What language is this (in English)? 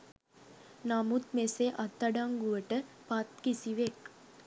Sinhala